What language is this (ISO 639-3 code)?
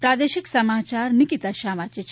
guj